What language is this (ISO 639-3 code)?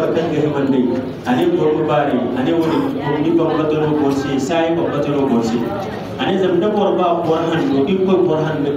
ind